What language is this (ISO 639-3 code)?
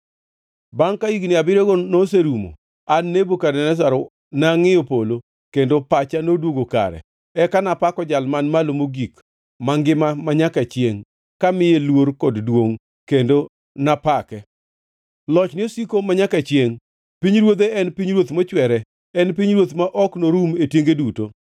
luo